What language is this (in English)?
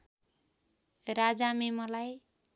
Nepali